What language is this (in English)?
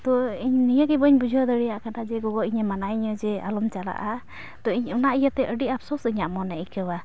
Santali